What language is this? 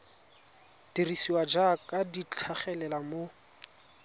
Tswana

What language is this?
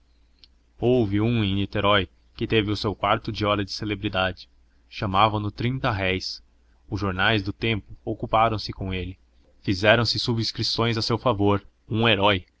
Portuguese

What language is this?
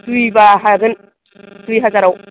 Bodo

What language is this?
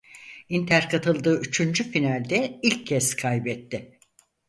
Turkish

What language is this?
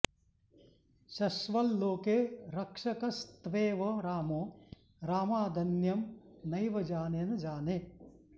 Sanskrit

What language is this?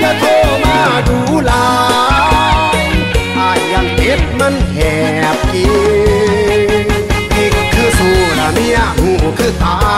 Thai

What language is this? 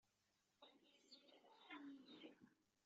Kabyle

